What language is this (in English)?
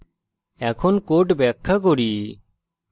Bangla